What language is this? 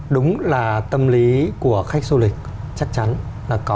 Vietnamese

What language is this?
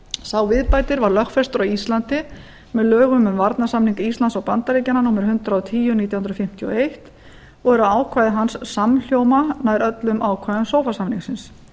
Icelandic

